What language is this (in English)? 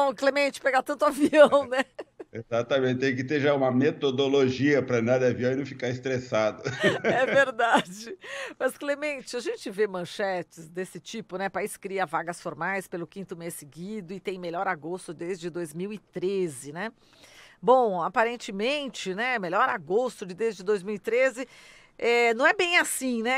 Portuguese